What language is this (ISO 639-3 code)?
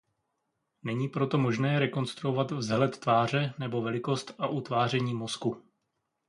ces